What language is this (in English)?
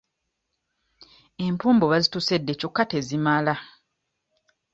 Ganda